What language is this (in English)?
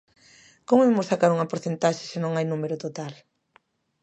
Galician